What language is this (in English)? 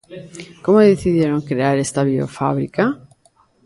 Galician